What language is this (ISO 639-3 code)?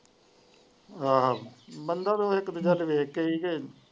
pan